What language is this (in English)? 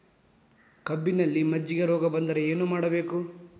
Kannada